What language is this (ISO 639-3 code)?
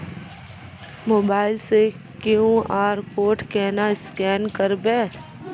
mai